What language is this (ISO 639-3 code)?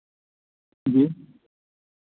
urd